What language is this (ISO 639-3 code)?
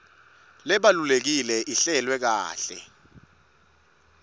ssw